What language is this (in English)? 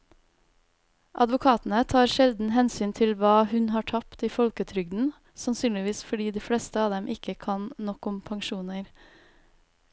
Norwegian